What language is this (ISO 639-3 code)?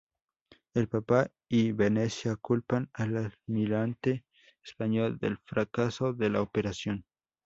spa